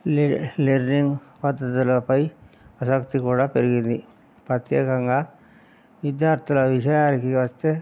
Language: Telugu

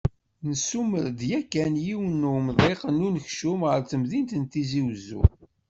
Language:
Kabyle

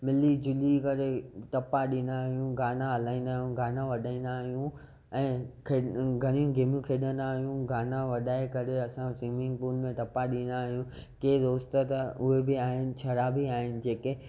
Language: Sindhi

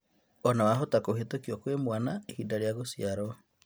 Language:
Kikuyu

